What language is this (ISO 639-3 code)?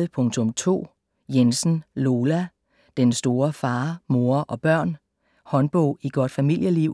dan